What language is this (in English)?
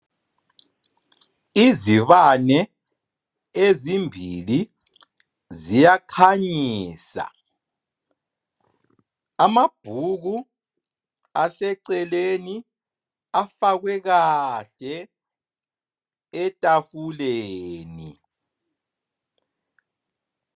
North Ndebele